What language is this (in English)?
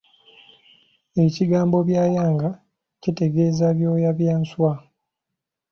Ganda